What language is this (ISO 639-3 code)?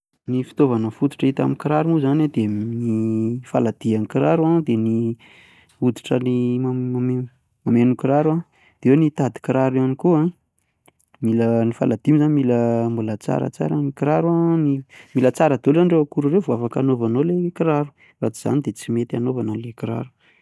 mlg